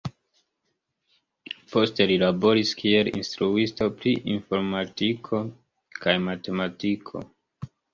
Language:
Esperanto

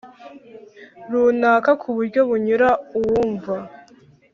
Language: Kinyarwanda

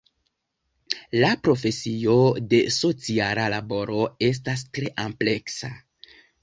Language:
Esperanto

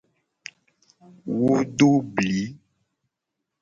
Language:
Gen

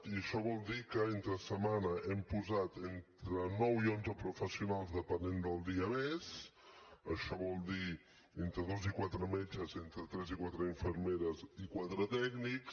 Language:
Catalan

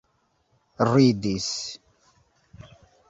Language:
Esperanto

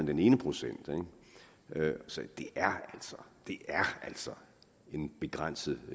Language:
Danish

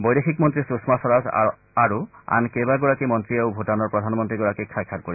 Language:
Assamese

